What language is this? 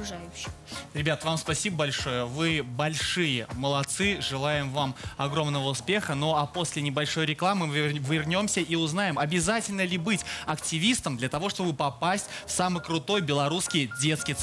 Russian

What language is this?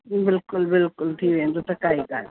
Sindhi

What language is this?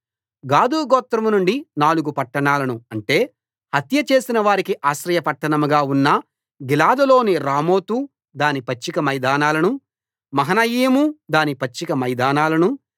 Telugu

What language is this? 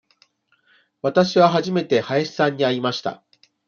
Japanese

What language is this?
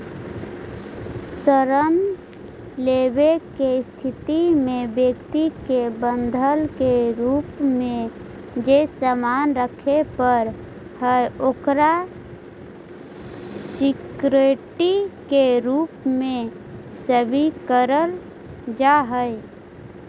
Magahi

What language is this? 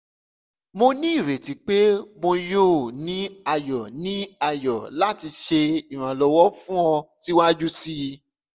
Yoruba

